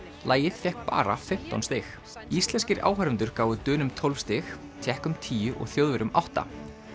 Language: Icelandic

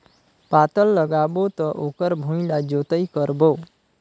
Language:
Chhattisgarhi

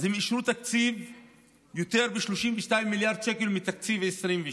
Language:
Hebrew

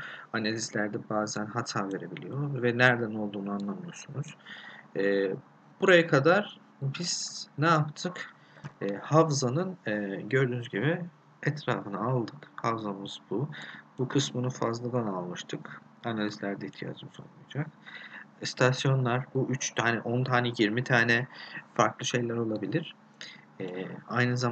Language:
Turkish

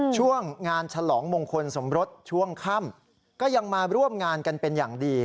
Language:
Thai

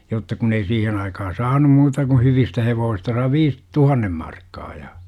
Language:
Finnish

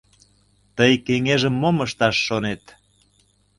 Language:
Mari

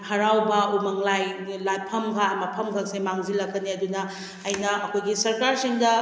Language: Manipuri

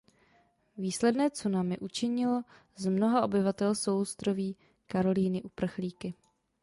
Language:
Czech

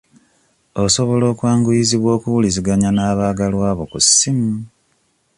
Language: Ganda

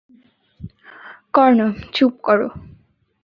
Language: Bangla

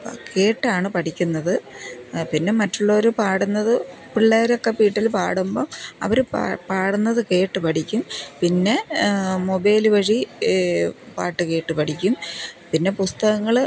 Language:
Malayalam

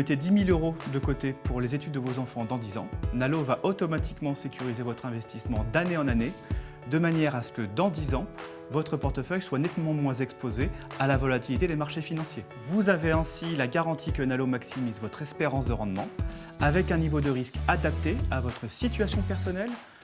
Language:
French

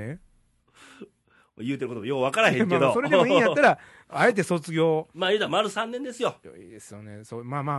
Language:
Japanese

